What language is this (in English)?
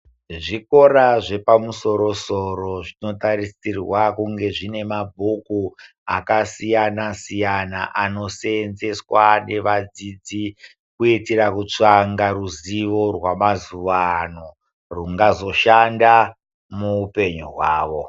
Ndau